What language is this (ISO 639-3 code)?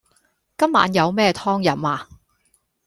yue